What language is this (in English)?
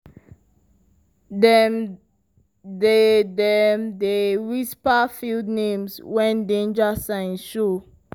Nigerian Pidgin